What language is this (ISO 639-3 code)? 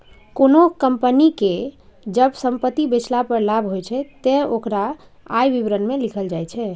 mai